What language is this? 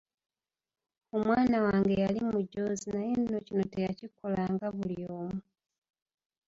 Ganda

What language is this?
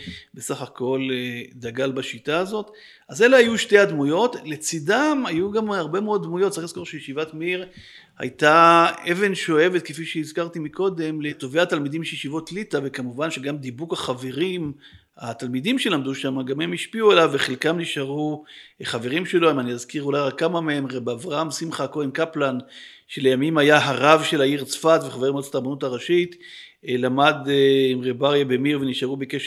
Hebrew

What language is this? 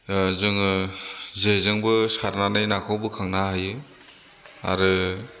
Bodo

